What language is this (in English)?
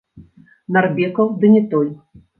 Belarusian